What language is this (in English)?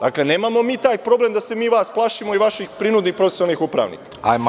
Serbian